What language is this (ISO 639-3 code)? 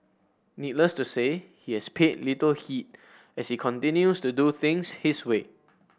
eng